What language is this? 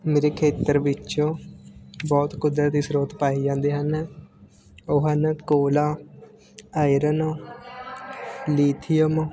Punjabi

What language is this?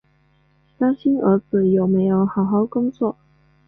Chinese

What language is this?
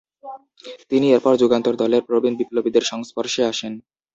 Bangla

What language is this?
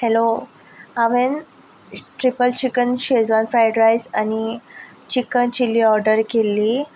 Konkani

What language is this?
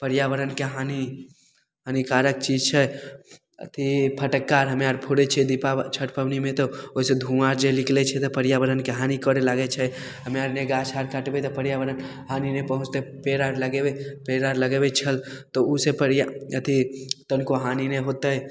Maithili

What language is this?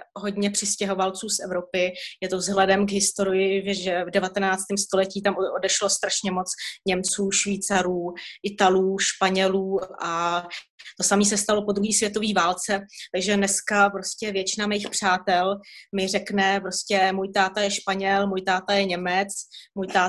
Czech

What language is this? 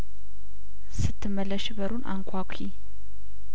Amharic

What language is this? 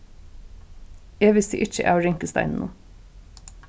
Faroese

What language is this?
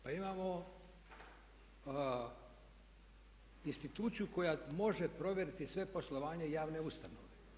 Croatian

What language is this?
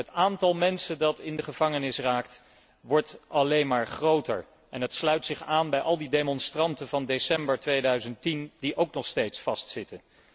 Dutch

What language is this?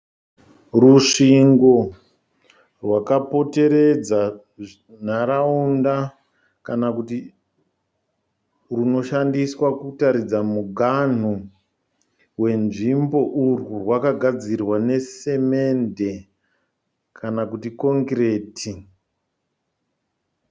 Shona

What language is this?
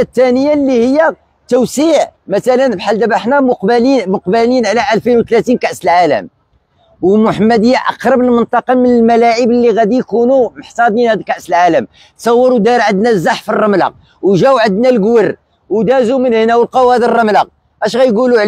Arabic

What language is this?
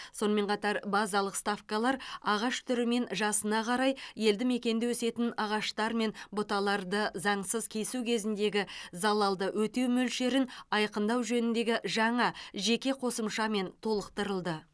Kazakh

